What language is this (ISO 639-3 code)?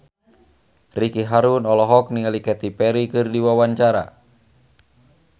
sun